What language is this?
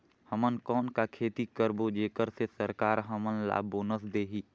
Chhattisgarhi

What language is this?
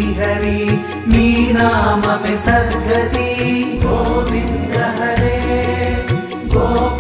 Arabic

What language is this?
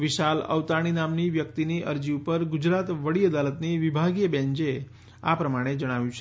Gujarati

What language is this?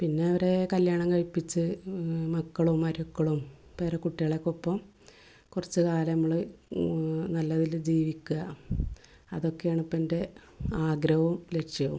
Malayalam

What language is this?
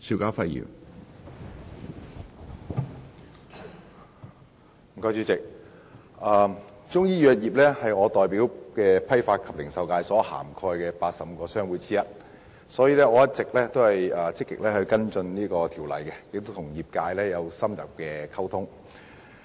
Cantonese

